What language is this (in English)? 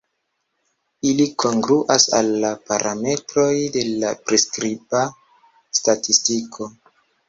Esperanto